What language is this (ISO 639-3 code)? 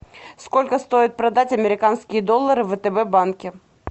rus